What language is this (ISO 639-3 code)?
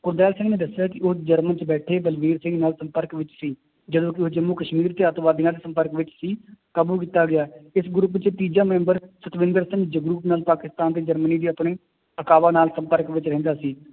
pan